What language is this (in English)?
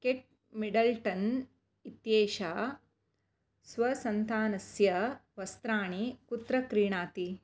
Sanskrit